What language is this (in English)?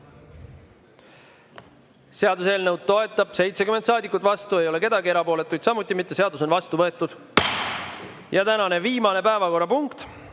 Estonian